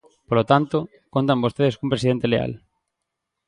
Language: Galician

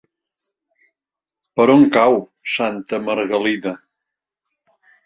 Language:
Catalan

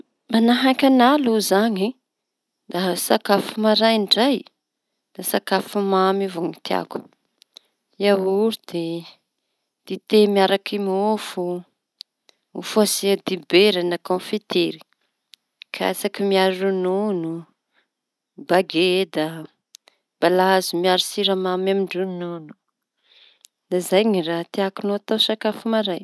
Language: Tanosy Malagasy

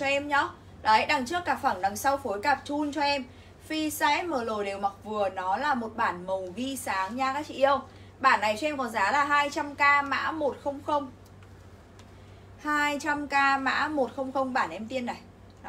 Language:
Vietnamese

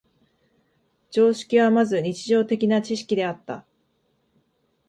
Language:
Japanese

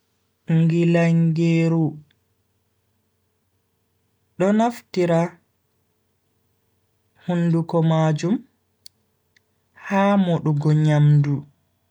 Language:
Bagirmi Fulfulde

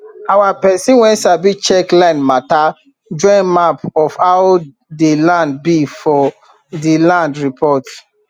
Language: Nigerian Pidgin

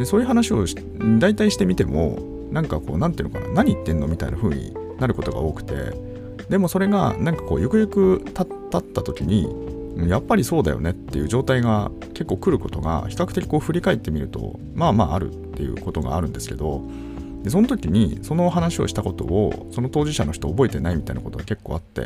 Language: Japanese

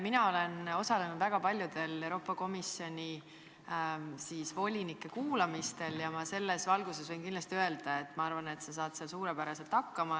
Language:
Estonian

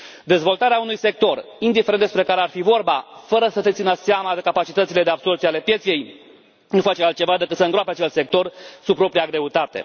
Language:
Romanian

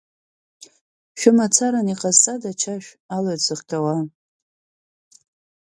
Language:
Abkhazian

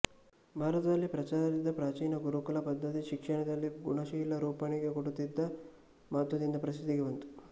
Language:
Kannada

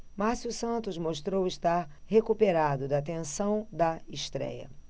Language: Portuguese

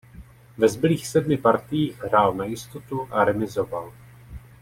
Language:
Czech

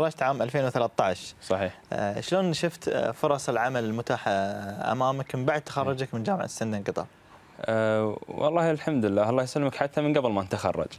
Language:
Arabic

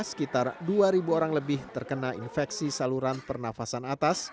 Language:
Indonesian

